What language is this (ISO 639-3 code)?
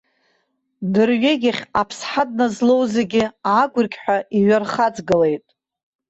abk